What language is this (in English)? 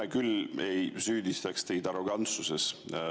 Estonian